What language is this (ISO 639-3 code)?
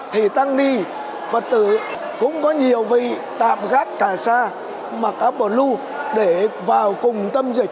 vie